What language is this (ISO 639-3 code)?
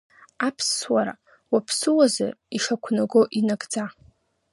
abk